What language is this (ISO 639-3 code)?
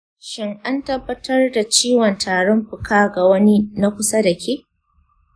hau